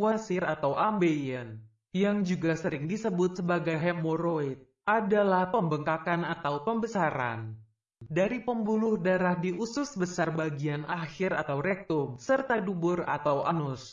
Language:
Indonesian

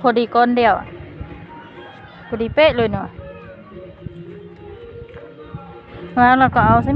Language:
Korean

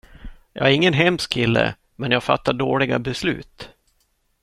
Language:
Swedish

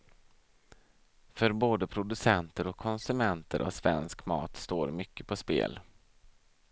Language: Swedish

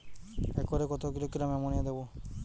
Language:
Bangla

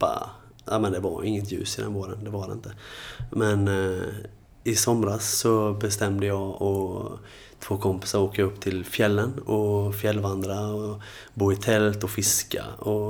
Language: Swedish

